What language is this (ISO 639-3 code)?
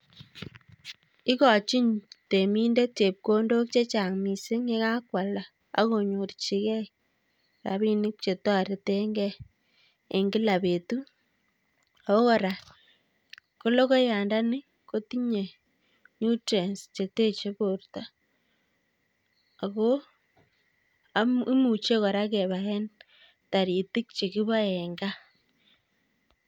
kln